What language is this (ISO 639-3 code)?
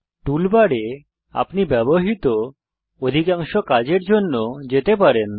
ben